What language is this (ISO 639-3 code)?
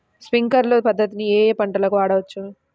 tel